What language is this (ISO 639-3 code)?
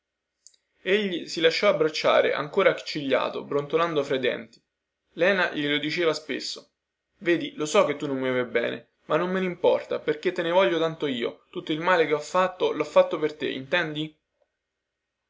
ita